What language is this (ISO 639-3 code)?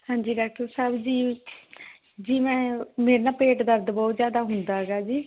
pan